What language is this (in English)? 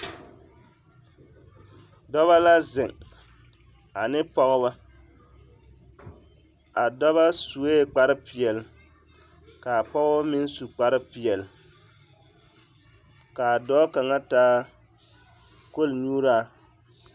Southern Dagaare